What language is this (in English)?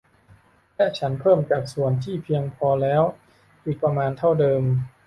Thai